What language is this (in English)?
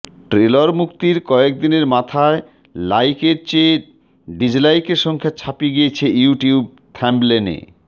Bangla